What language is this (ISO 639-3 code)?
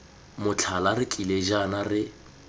tsn